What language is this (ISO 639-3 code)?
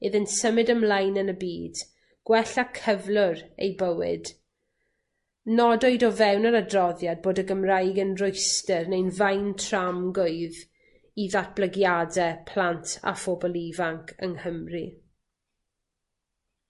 cym